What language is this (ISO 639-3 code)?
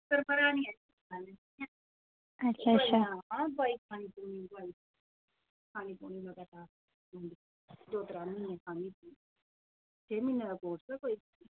doi